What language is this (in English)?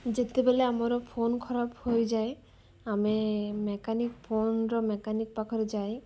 Odia